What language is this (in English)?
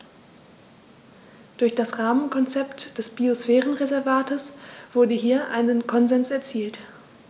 German